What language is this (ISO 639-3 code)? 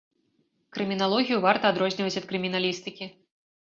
bel